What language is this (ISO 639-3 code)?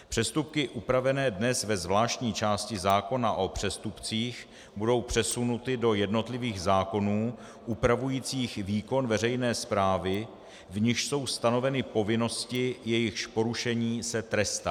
ces